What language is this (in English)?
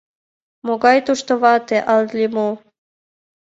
Mari